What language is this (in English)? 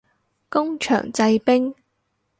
Cantonese